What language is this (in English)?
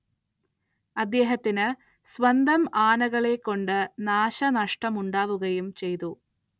Malayalam